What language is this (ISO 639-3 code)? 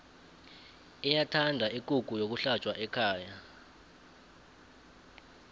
nbl